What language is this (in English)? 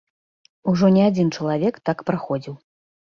Belarusian